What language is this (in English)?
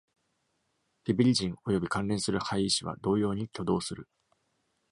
Japanese